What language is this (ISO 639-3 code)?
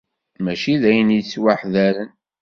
kab